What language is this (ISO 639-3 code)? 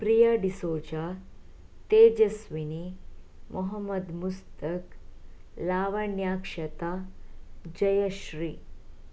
kan